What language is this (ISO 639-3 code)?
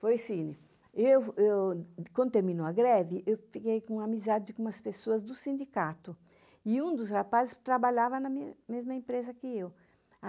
por